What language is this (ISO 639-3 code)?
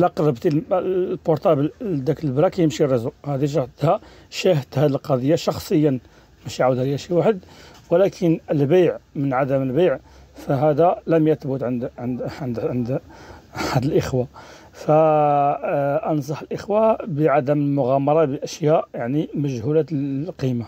ara